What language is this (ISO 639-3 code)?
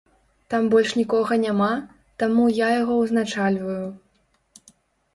bel